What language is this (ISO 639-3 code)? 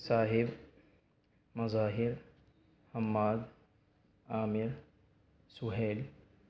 urd